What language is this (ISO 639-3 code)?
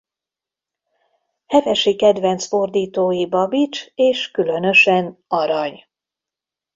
hun